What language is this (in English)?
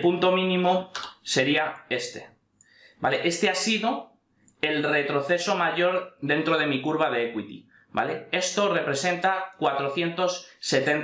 Spanish